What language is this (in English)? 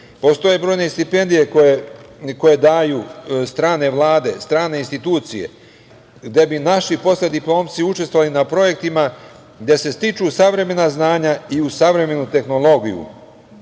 Serbian